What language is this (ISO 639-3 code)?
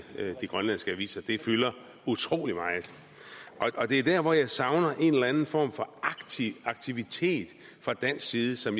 dan